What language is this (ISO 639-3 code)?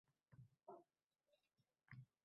uzb